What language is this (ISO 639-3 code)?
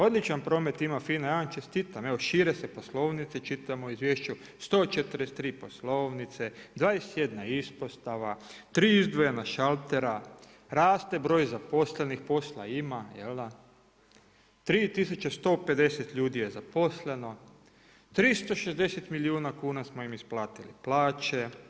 hrv